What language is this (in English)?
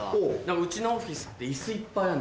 Japanese